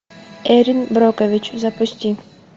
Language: Russian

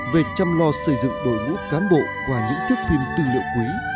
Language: Vietnamese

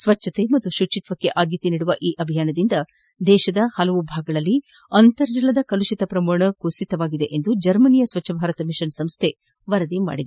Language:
Kannada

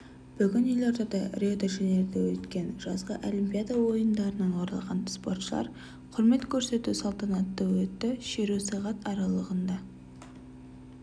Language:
Kazakh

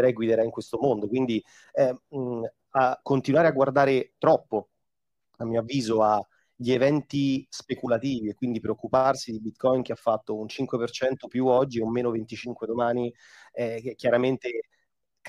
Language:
Italian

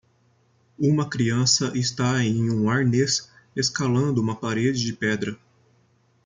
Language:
Portuguese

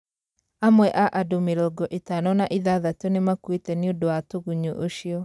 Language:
Kikuyu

